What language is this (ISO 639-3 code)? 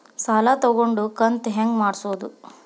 kan